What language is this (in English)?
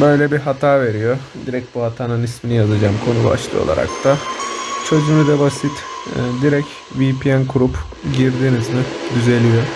Turkish